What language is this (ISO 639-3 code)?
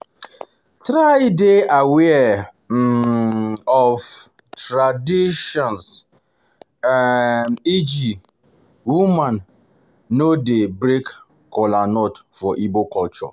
pcm